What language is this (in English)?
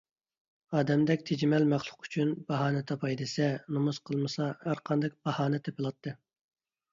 Uyghur